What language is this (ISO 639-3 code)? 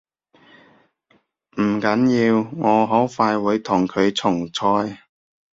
yue